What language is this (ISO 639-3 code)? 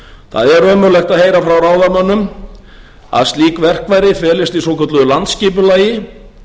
isl